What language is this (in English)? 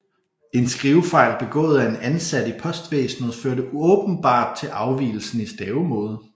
Danish